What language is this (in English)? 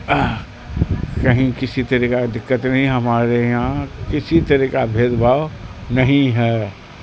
Urdu